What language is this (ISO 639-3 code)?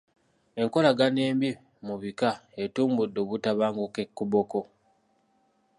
lug